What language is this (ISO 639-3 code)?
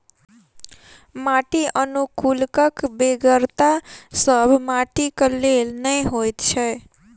mai